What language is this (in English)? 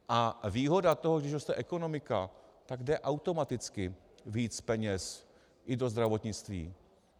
Czech